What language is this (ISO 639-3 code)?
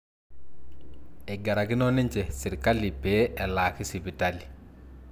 mas